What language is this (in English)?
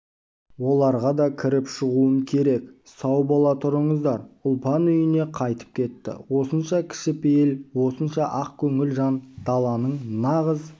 Kazakh